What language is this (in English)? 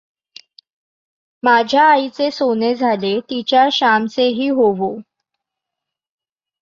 Marathi